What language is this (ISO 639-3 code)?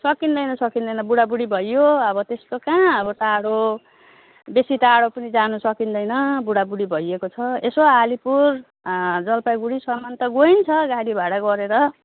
nep